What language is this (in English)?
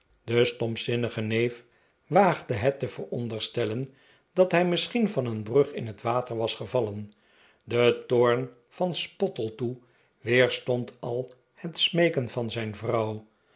Dutch